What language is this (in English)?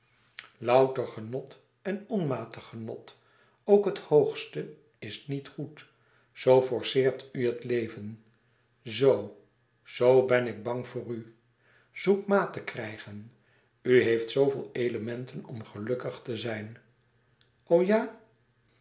Dutch